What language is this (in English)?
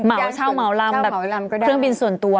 Thai